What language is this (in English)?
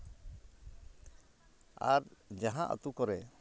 Santali